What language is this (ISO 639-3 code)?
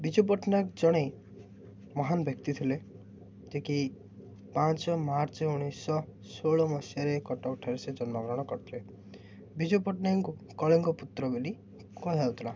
ori